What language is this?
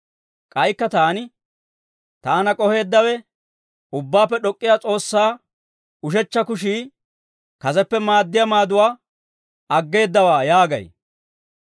Dawro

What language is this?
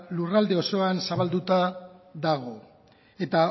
Basque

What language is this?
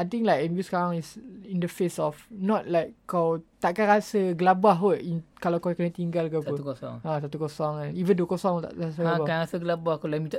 Malay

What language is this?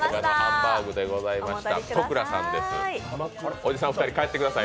Japanese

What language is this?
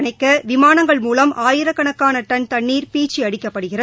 Tamil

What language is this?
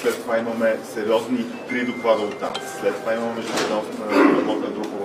Bulgarian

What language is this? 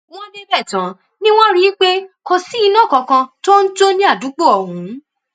Yoruba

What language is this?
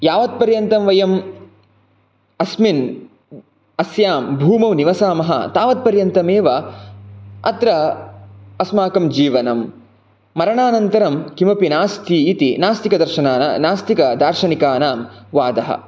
Sanskrit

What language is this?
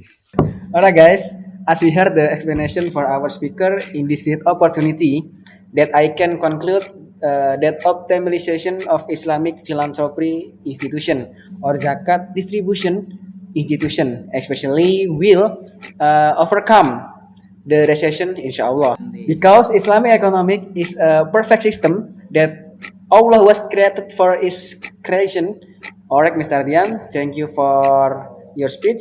Indonesian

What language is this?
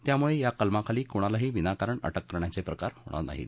Marathi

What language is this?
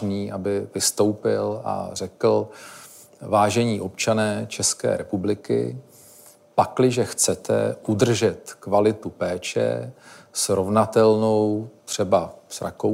Czech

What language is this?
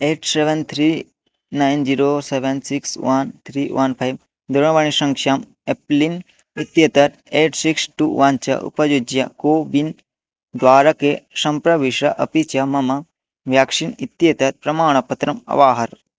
Sanskrit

